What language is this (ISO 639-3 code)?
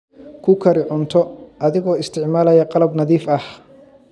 som